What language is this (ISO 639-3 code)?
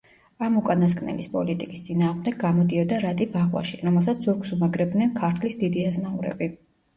kat